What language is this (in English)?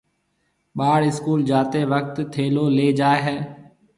Marwari (Pakistan)